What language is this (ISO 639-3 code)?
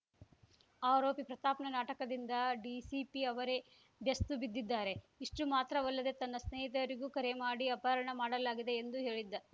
kan